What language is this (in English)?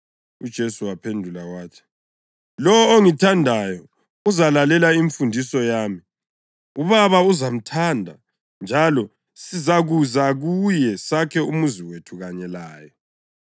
North Ndebele